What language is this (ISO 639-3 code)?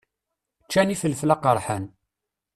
kab